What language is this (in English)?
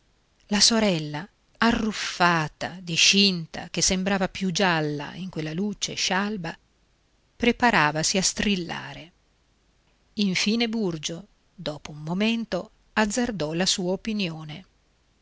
Italian